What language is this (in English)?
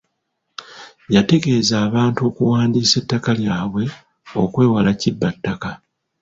Ganda